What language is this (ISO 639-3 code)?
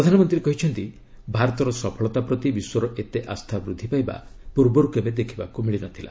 ori